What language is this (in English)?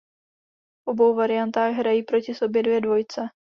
Czech